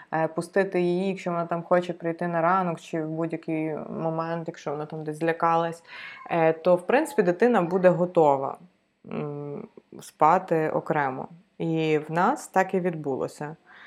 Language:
Ukrainian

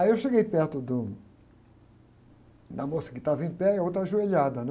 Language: Portuguese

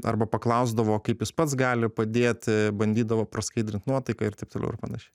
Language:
Lithuanian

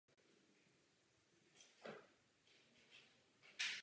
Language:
Czech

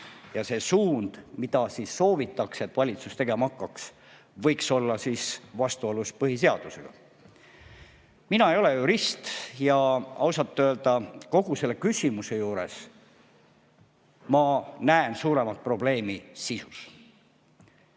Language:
Estonian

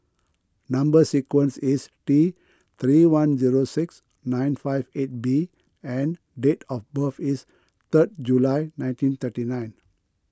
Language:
English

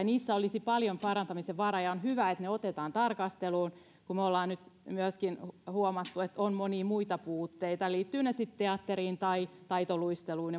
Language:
Finnish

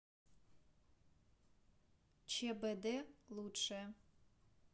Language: Russian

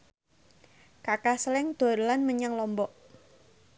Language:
Javanese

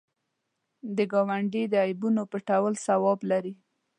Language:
Pashto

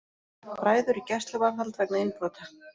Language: Icelandic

